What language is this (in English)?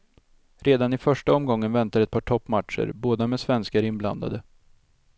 Swedish